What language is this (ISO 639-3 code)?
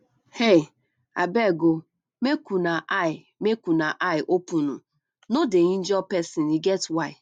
pcm